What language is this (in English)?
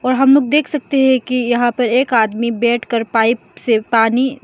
Hindi